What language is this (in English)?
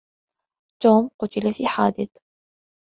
Arabic